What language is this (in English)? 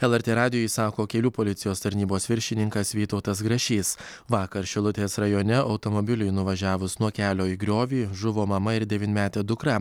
Lithuanian